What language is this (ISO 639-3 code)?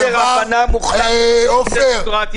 heb